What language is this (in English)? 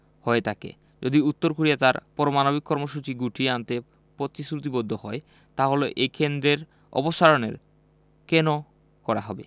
Bangla